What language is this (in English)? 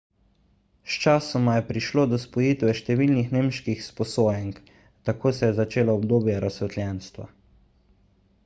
Slovenian